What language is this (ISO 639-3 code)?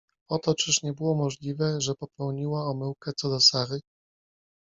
pol